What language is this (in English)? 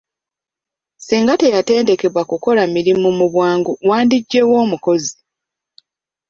Ganda